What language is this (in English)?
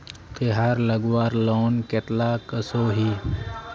Magahi